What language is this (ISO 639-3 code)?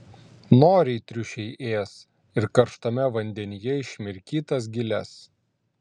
lit